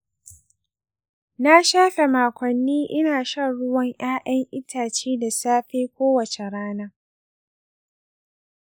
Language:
Hausa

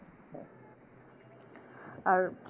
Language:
Bangla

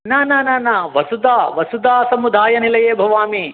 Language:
Sanskrit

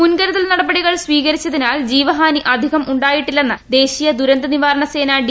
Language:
Malayalam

